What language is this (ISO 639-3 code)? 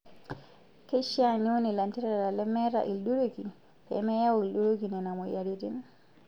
mas